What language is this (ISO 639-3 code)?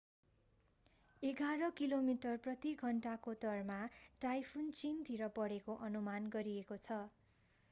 nep